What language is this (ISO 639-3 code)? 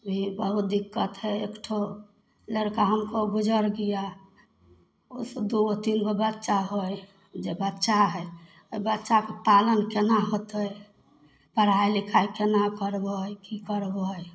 mai